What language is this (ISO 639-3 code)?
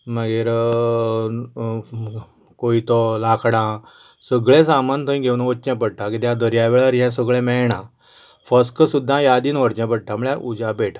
kok